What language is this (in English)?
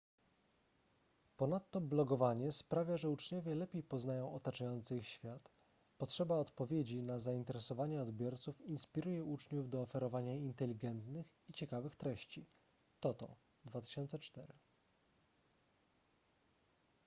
Polish